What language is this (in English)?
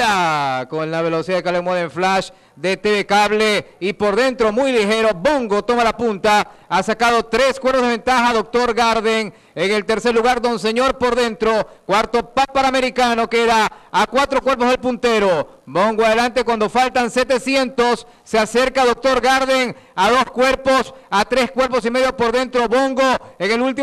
Spanish